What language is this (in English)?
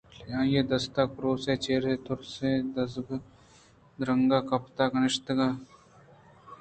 Eastern Balochi